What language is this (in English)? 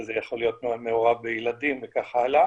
Hebrew